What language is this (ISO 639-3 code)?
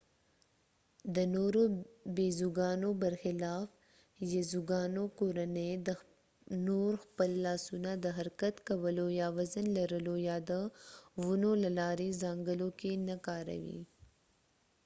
pus